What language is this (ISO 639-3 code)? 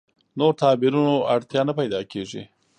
pus